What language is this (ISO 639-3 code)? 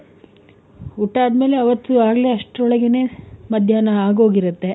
kan